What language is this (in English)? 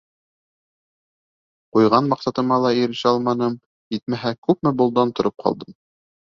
Bashkir